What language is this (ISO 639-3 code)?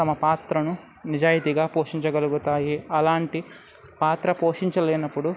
tel